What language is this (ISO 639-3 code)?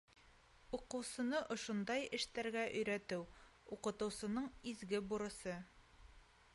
bak